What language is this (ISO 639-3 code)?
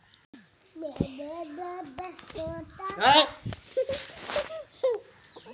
bho